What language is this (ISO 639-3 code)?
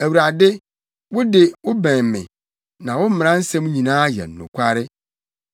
aka